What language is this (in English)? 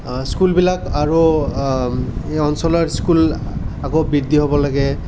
Assamese